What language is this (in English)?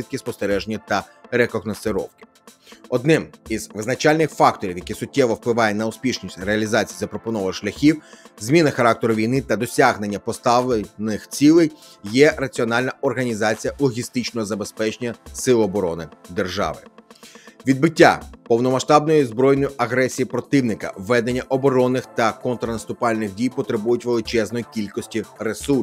Ukrainian